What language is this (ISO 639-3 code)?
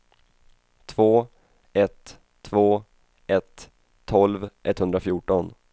swe